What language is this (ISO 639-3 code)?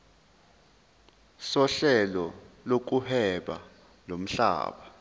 zul